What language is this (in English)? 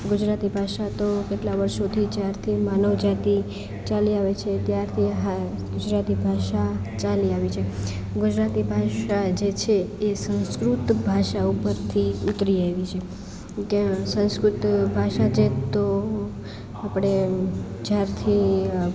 Gujarati